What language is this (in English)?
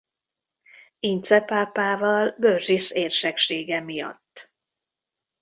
Hungarian